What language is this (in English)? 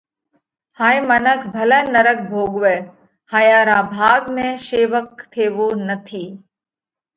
Parkari Koli